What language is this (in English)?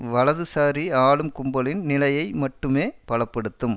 Tamil